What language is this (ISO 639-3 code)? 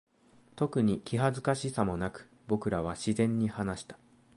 jpn